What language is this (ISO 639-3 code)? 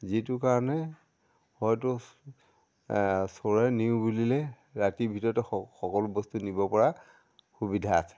asm